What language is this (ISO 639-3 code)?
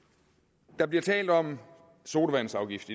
dan